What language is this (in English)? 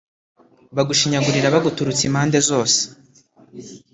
Kinyarwanda